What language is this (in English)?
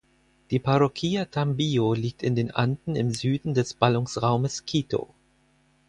German